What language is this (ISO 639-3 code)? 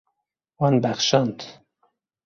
kur